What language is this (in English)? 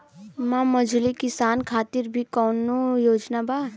Bhojpuri